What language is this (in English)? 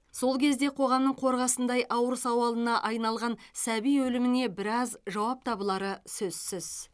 Kazakh